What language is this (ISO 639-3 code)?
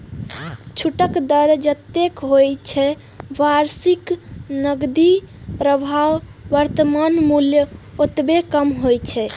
mai